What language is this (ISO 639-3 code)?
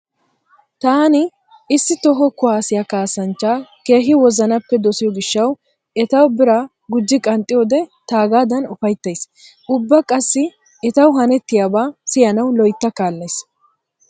wal